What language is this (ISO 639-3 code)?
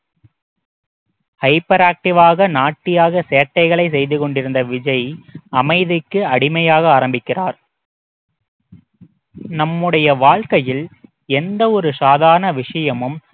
tam